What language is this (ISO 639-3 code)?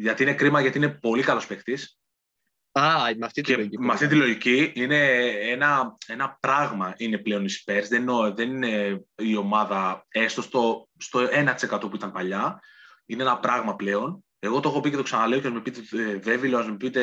ell